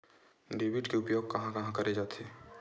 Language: Chhattisgarhi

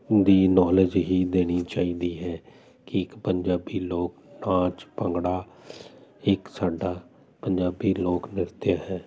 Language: Punjabi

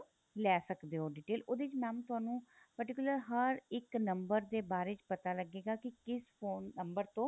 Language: Punjabi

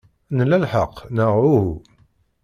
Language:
Kabyle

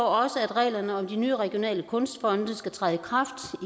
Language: Danish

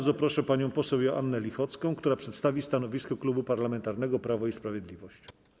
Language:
Polish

